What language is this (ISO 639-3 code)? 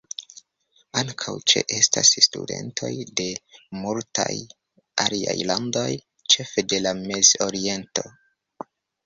epo